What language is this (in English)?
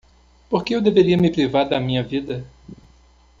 Portuguese